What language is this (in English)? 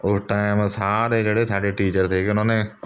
Punjabi